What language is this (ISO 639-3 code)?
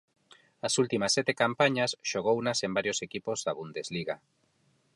glg